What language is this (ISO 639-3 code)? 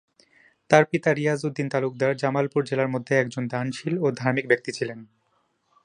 ben